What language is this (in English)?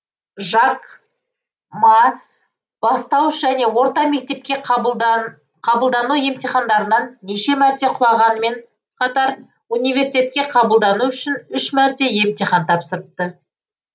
Kazakh